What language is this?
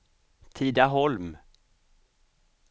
Swedish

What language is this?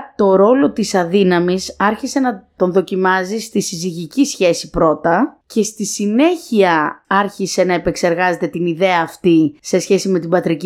Greek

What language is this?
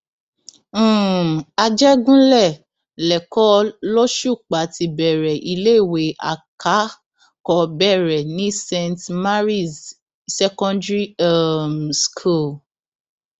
Yoruba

